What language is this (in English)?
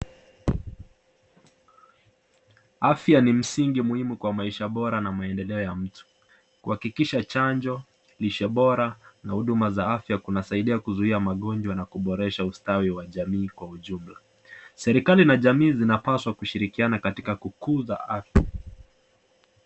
Swahili